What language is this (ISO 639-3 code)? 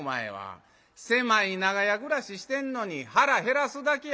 jpn